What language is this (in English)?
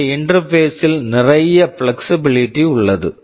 Tamil